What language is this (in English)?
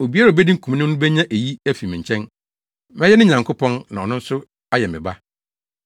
Akan